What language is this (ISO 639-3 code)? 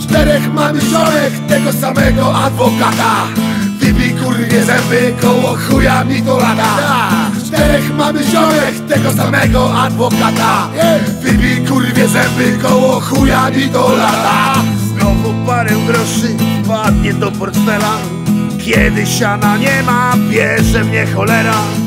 pol